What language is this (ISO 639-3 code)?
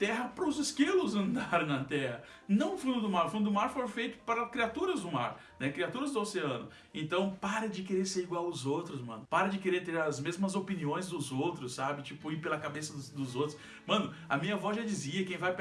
por